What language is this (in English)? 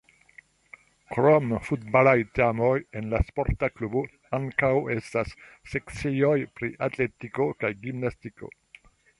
Esperanto